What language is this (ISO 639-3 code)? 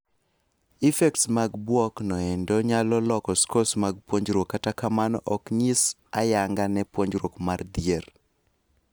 luo